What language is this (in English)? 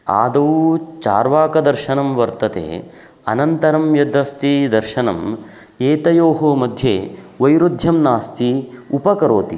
Sanskrit